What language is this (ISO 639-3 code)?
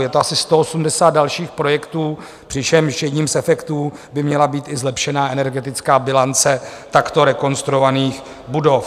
ces